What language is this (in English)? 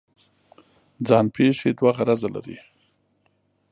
Pashto